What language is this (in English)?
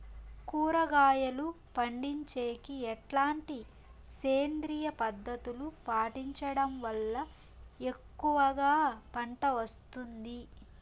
Telugu